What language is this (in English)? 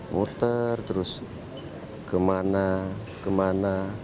Indonesian